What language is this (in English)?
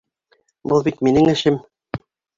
Bashkir